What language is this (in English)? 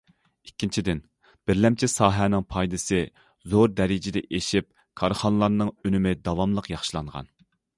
Uyghur